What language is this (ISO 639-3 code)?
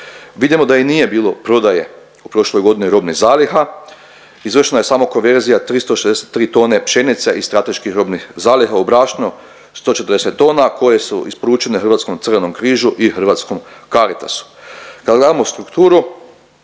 hrv